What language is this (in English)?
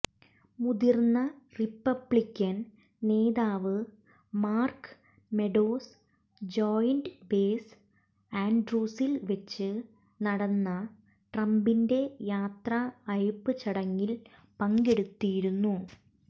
Malayalam